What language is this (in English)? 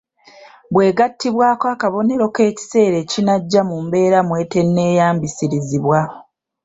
Ganda